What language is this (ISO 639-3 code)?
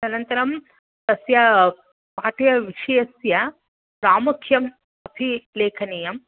san